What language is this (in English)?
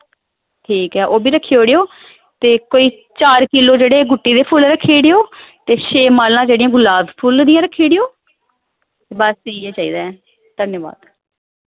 Dogri